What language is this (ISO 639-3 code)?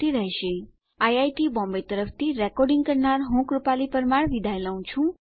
guj